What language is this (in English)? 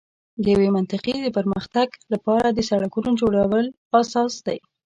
Pashto